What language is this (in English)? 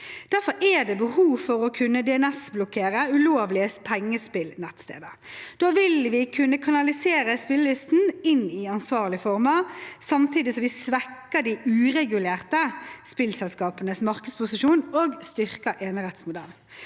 Norwegian